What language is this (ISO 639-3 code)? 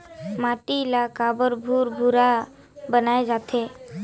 hne